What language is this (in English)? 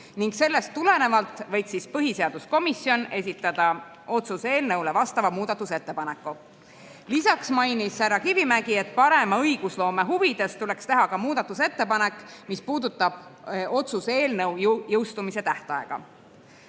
Estonian